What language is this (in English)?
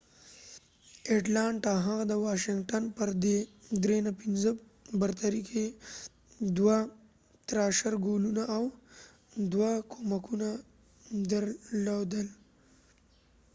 Pashto